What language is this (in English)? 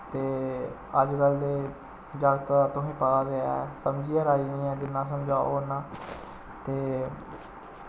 Dogri